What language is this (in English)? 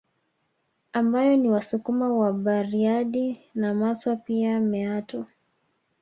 Swahili